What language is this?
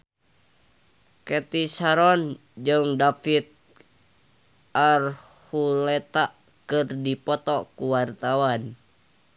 Sundanese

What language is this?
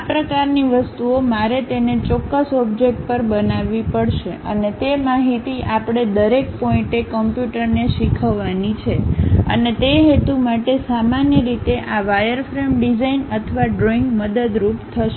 Gujarati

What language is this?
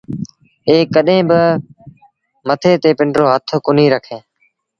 Sindhi Bhil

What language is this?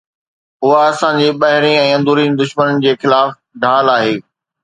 Sindhi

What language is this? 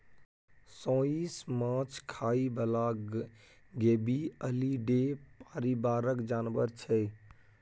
Maithili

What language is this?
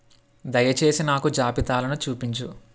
Telugu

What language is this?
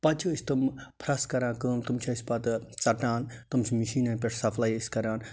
Kashmiri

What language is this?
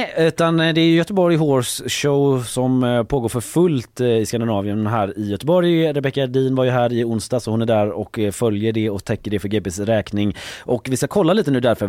Swedish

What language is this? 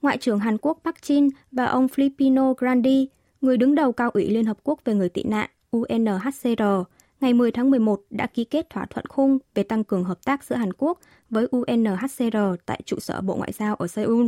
Vietnamese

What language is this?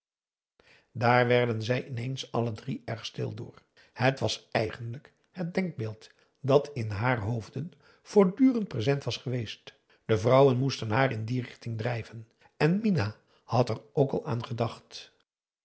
Dutch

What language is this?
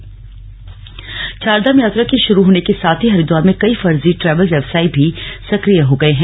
Hindi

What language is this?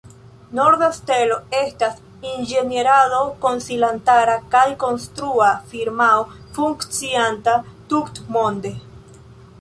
Esperanto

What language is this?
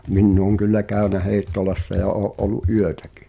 Finnish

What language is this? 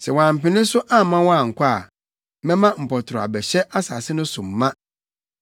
Akan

